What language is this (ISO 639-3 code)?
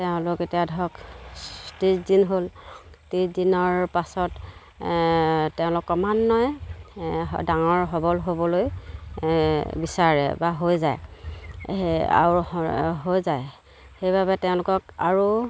asm